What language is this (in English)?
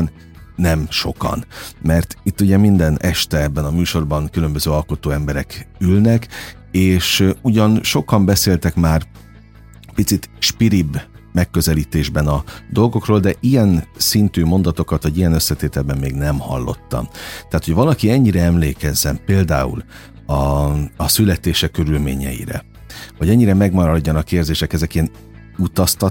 Hungarian